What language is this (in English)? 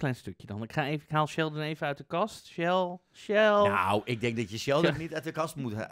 Dutch